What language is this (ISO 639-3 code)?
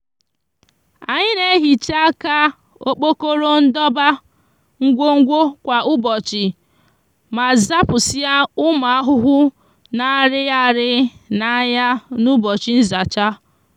ibo